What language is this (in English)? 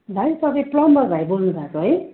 Nepali